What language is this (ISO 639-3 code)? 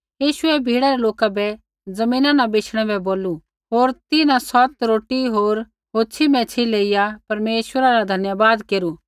kfx